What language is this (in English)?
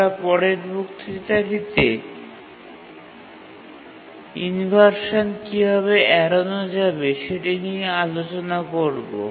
Bangla